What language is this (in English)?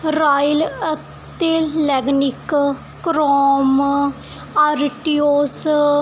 Punjabi